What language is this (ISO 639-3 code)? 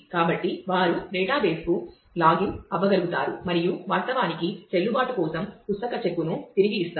tel